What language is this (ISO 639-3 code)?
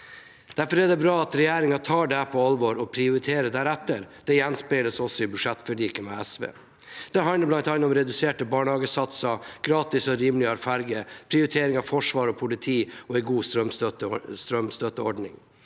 nor